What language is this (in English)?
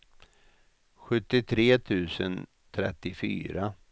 Swedish